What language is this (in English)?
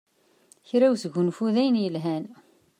Kabyle